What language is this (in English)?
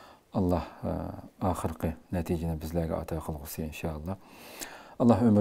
Turkish